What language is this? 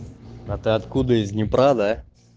Russian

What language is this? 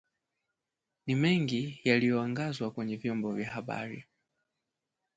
Swahili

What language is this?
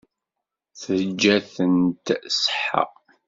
Kabyle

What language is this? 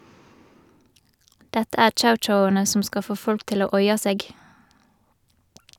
Norwegian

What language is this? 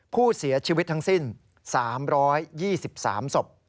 Thai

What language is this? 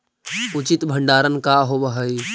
Magahi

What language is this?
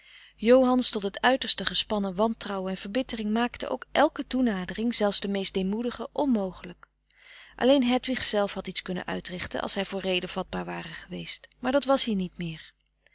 Dutch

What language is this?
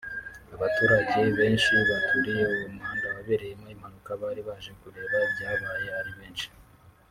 Kinyarwanda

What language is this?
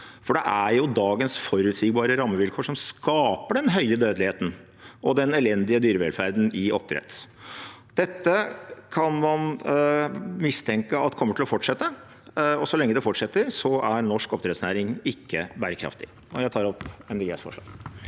Norwegian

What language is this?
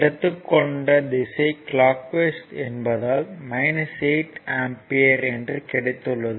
Tamil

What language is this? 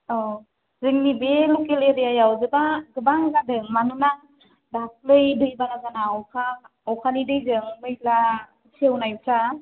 Bodo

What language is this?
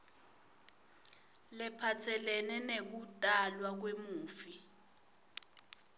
Swati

